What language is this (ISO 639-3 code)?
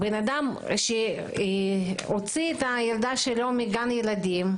heb